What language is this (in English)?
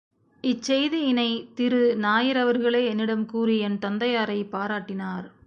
Tamil